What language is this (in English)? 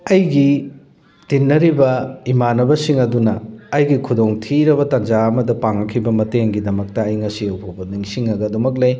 Manipuri